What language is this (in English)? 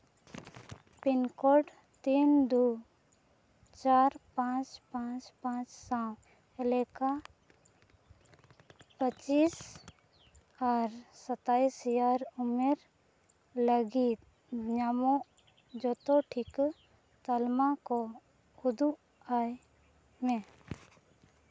Santali